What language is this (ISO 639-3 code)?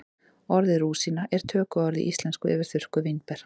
isl